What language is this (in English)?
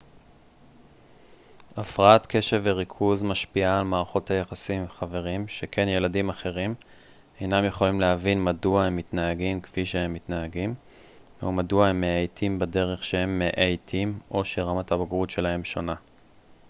Hebrew